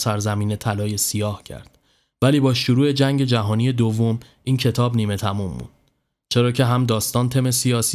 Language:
Persian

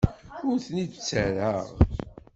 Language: Kabyle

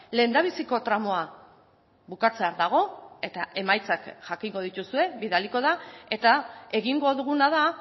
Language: Basque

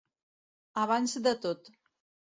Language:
Catalan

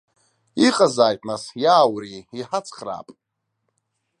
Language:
Abkhazian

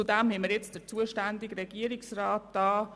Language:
Swiss German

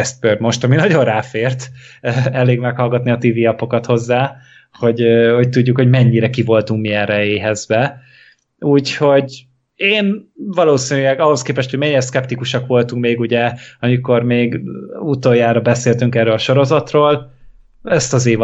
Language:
Hungarian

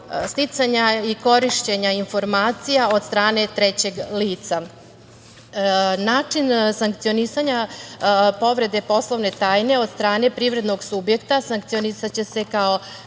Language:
Serbian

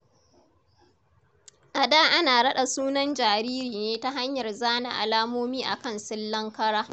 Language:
Hausa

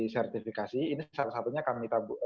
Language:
Indonesian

